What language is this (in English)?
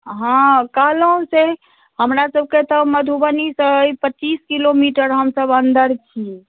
Maithili